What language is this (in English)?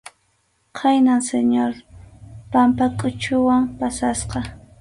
Arequipa-La Unión Quechua